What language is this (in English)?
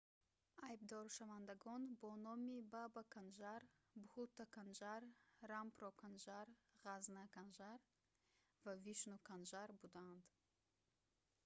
Tajik